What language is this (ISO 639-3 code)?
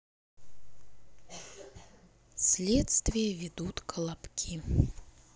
rus